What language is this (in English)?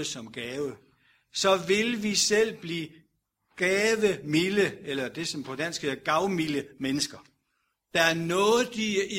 Danish